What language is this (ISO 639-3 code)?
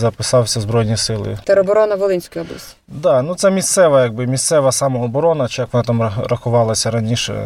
ukr